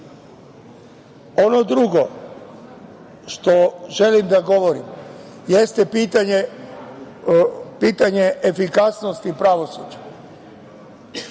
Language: Serbian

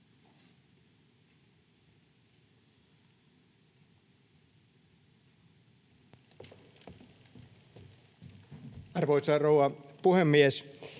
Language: Finnish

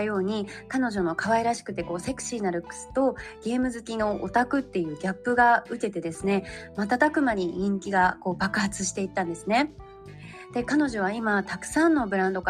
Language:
Japanese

